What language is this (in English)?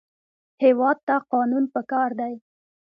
Pashto